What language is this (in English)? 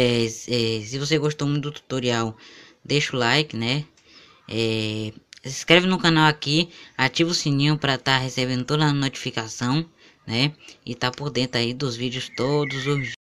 Portuguese